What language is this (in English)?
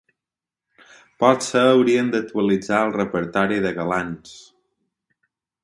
Catalan